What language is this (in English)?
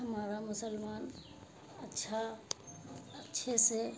Urdu